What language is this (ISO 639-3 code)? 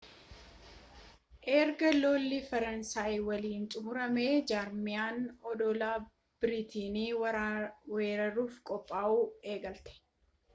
orm